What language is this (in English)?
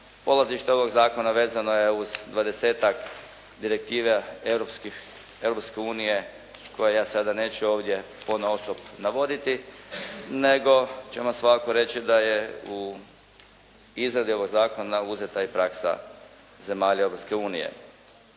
Croatian